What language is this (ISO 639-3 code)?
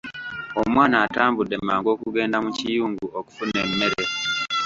lug